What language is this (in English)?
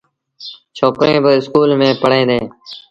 Sindhi Bhil